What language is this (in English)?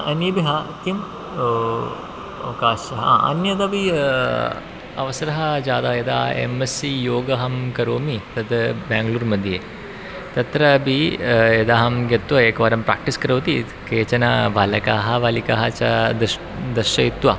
Sanskrit